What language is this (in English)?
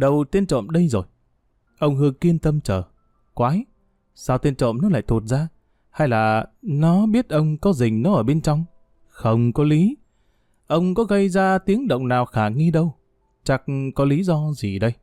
Vietnamese